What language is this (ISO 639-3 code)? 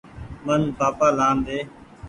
gig